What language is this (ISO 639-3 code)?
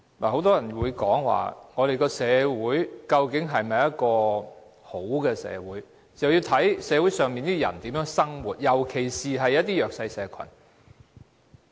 yue